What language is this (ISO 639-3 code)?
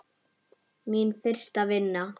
isl